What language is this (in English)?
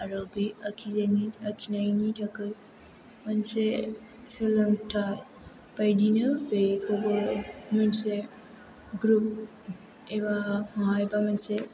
Bodo